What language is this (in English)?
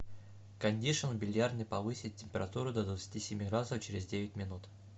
Russian